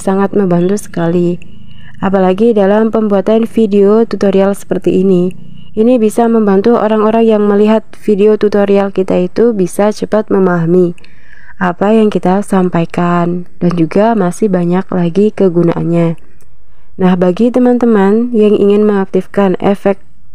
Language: Indonesian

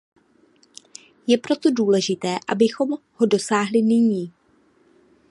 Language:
Czech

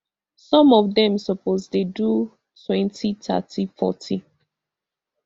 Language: Nigerian Pidgin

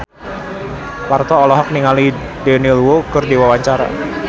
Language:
Sundanese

